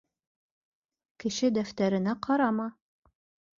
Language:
Bashkir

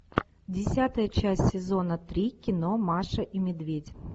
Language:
Russian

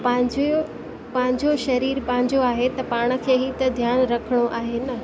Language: Sindhi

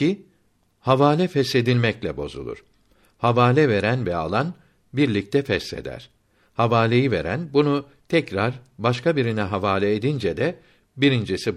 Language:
Turkish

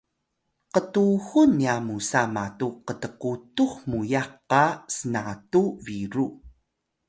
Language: Atayal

